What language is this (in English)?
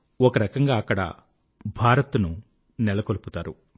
Telugu